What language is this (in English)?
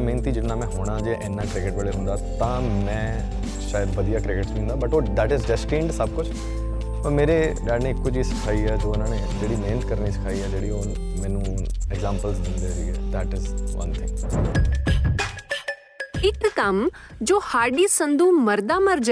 Punjabi